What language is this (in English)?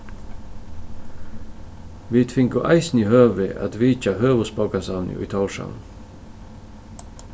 Faroese